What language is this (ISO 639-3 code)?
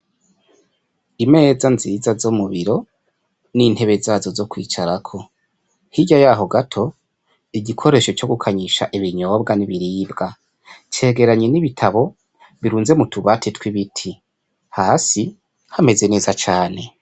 run